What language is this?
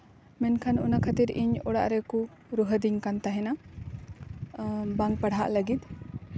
Santali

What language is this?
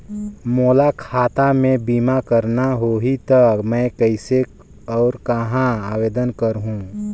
Chhattisgarhi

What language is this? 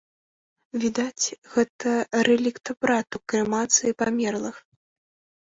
Belarusian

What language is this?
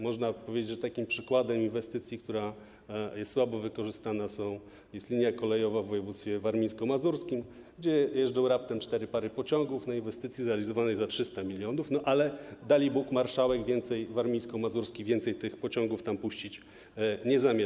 Polish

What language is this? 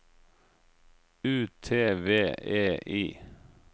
Norwegian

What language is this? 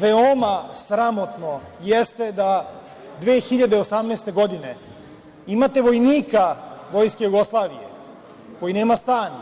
Serbian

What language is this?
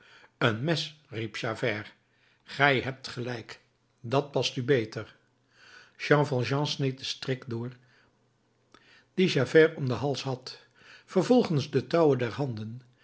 Dutch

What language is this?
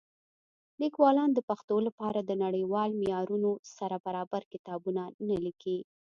Pashto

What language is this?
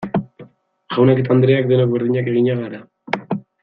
Basque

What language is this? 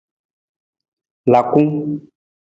Nawdm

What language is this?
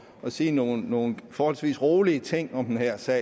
Danish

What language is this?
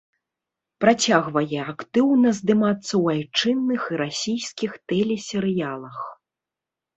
Belarusian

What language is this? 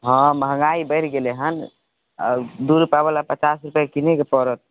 Maithili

